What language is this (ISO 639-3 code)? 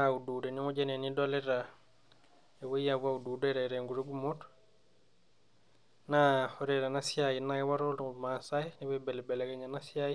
mas